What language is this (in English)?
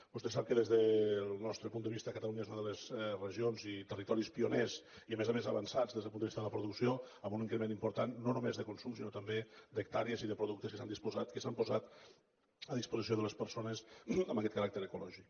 Catalan